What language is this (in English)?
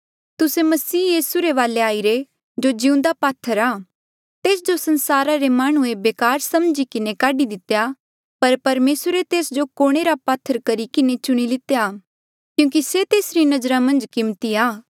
Mandeali